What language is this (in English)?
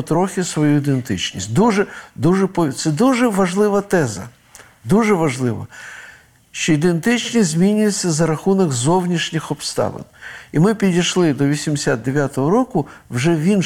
Ukrainian